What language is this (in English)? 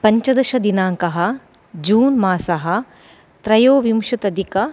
Sanskrit